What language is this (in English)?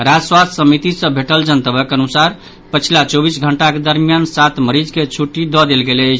Maithili